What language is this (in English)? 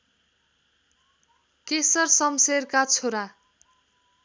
Nepali